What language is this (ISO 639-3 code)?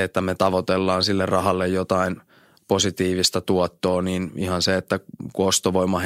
fin